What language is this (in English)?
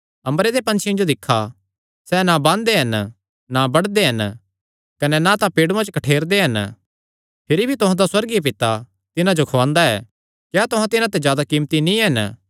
Kangri